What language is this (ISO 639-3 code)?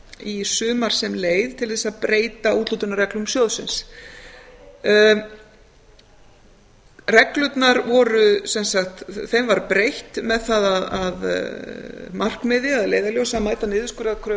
isl